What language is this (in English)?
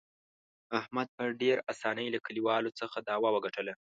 Pashto